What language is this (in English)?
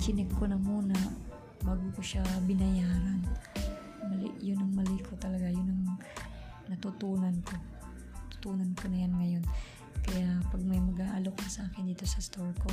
Filipino